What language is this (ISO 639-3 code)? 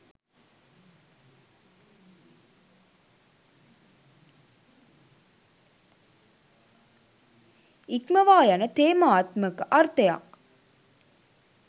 sin